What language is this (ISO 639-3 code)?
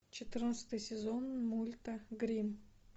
rus